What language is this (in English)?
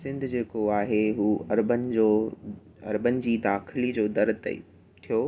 Sindhi